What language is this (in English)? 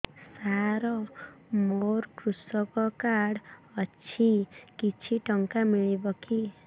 Odia